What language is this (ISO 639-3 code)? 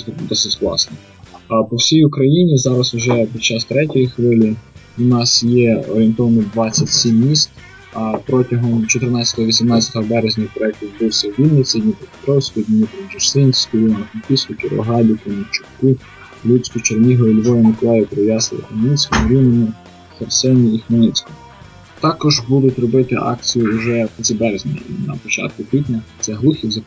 ukr